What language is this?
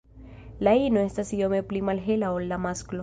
Esperanto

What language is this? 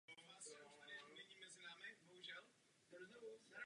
Czech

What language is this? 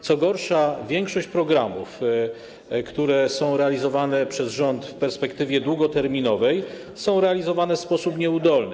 Polish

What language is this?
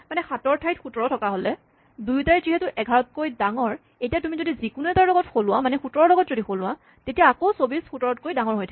Assamese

